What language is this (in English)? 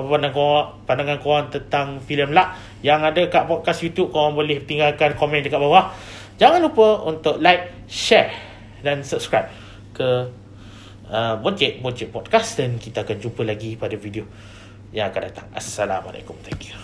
Malay